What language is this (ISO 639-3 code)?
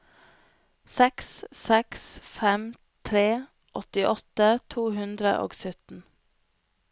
nor